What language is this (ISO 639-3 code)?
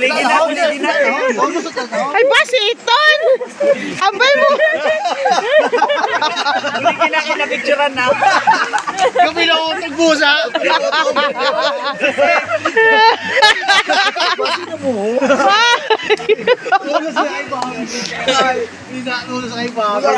ind